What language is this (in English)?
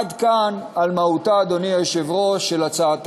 Hebrew